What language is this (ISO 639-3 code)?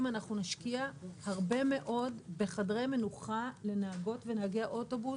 heb